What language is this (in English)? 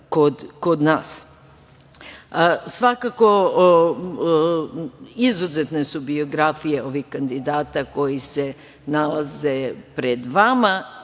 Serbian